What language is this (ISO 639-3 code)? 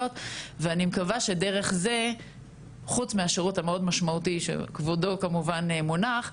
heb